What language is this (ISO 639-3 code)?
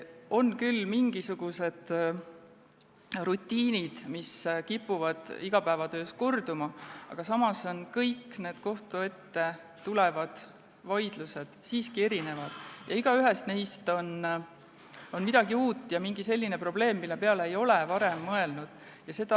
est